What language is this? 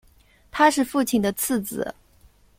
Chinese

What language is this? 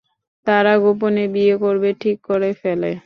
Bangla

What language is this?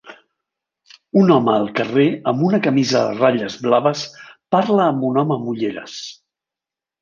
Catalan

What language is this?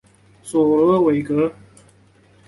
Chinese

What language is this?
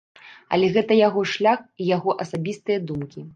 Belarusian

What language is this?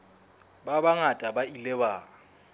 Southern Sotho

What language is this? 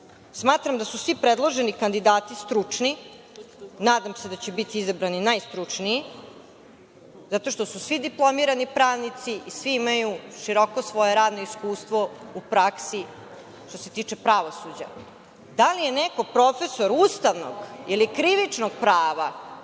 Serbian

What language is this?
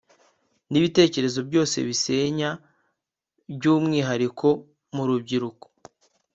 Kinyarwanda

